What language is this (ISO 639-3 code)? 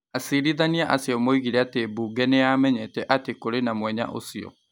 kik